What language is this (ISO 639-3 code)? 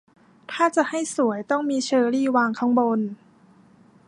tha